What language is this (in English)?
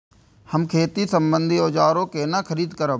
Maithili